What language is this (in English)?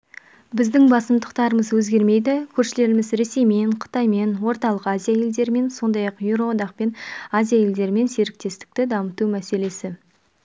Kazakh